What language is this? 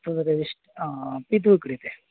Sanskrit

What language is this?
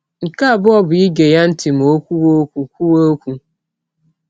Igbo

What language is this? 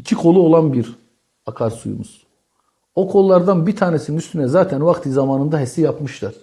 Turkish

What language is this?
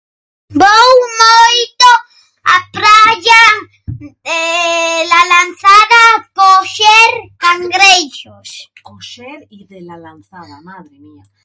Galician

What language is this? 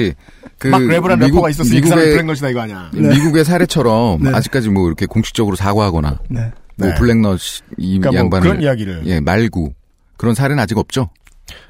Korean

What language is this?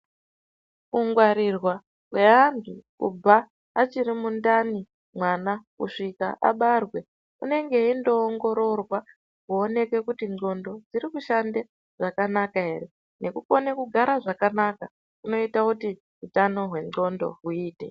Ndau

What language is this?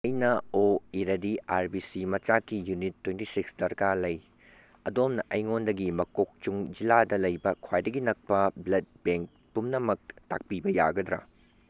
Manipuri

